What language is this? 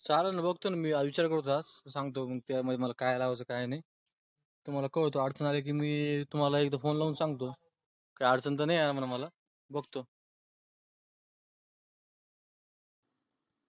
Marathi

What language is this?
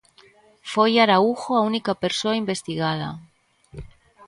Galician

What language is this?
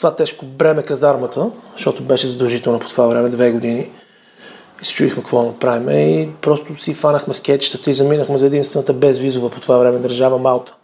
Bulgarian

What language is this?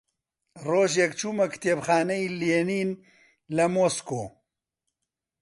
Central Kurdish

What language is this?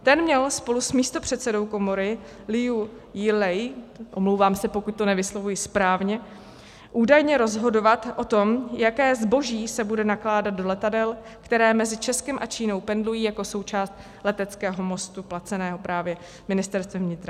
Czech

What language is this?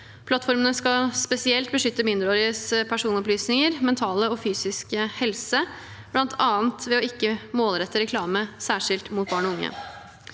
Norwegian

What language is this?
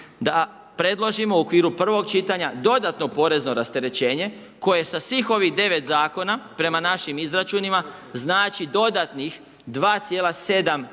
Croatian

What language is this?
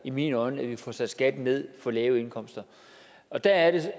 Danish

